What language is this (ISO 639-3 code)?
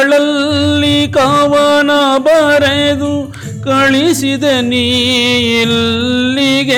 kan